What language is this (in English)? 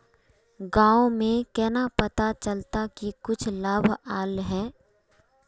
Magahi